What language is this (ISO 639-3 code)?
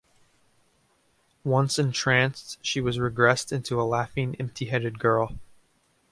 eng